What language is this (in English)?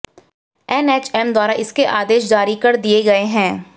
Hindi